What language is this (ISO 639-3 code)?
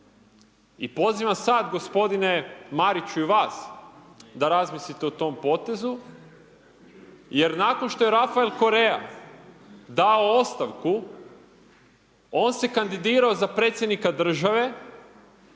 hrv